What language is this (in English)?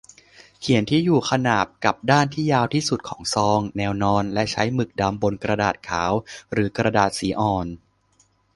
Thai